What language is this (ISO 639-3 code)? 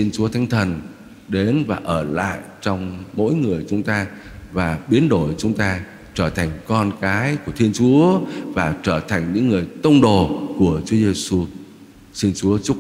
vie